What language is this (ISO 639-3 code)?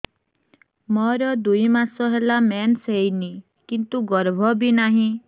ori